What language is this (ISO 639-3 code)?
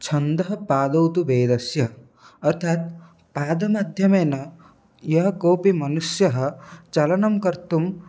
san